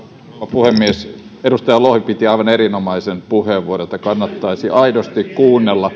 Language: Finnish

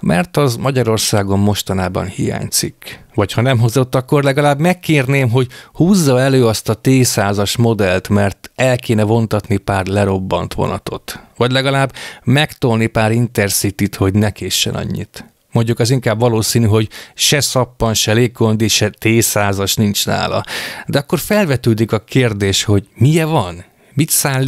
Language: Hungarian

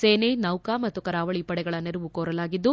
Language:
Kannada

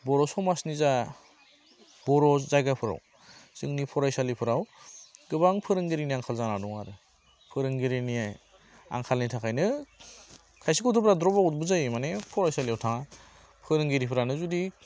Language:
Bodo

